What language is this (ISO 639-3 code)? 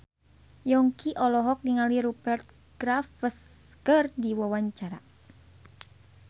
sun